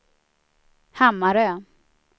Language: Swedish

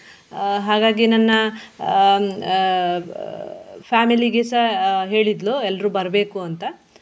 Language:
Kannada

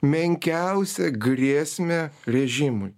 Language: Lithuanian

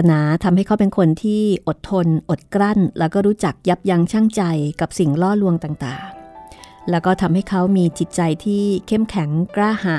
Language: Thai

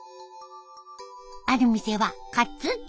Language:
Japanese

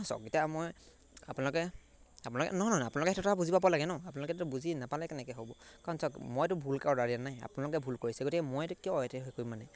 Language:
Assamese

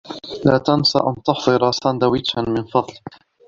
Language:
Arabic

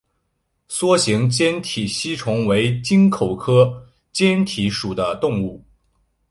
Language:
Chinese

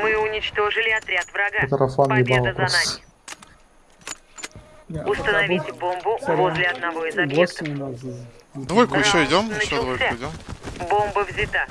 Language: Russian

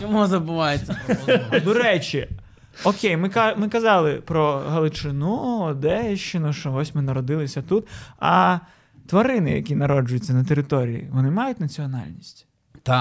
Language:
Ukrainian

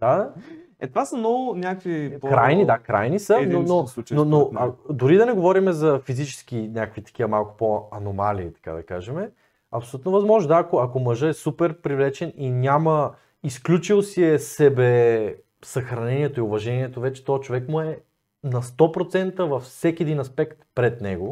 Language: Bulgarian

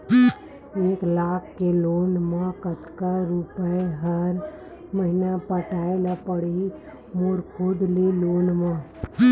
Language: Chhattisgarhi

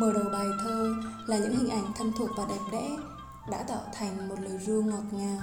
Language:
Vietnamese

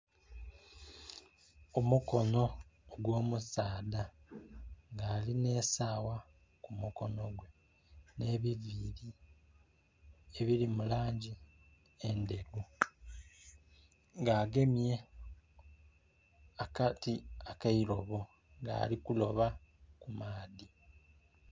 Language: Soga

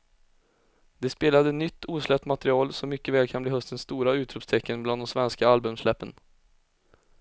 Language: Swedish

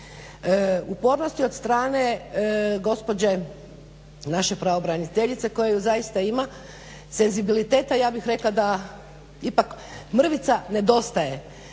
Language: Croatian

